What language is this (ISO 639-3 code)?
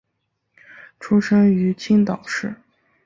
zho